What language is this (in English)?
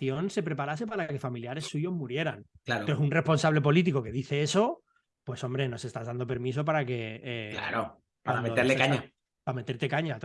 Spanish